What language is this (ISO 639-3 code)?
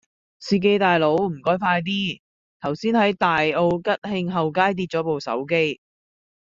yue